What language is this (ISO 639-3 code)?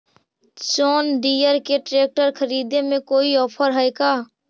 mag